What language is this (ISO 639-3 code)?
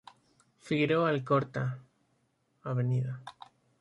spa